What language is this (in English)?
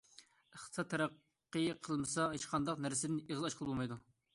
Uyghur